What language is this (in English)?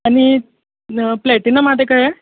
Konkani